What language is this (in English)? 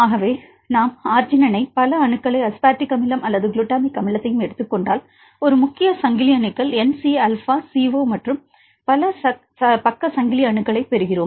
Tamil